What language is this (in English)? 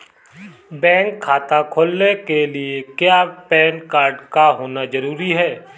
Hindi